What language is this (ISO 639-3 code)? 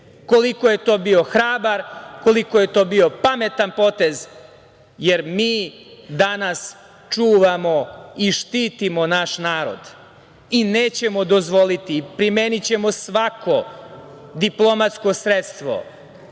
srp